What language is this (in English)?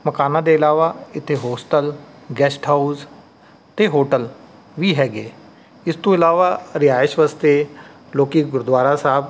Punjabi